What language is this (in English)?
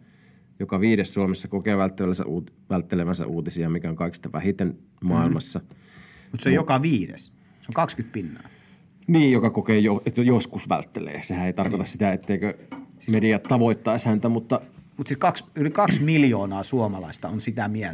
Finnish